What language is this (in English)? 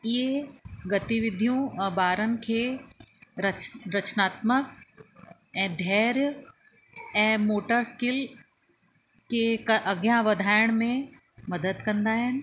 Sindhi